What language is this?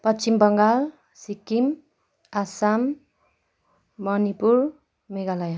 Nepali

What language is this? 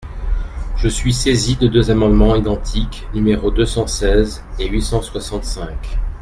French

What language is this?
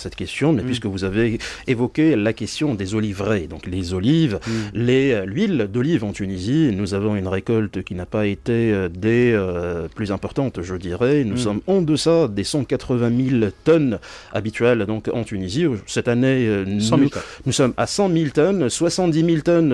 French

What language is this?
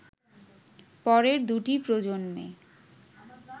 Bangla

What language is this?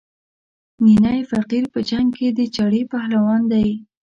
Pashto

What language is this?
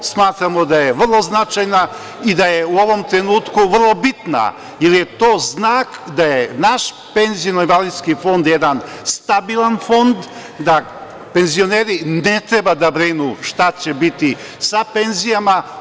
Serbian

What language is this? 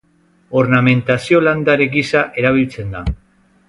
Basque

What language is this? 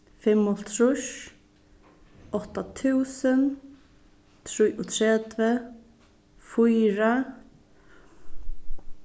Faroese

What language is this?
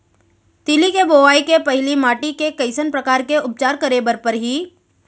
Chhattisgarhi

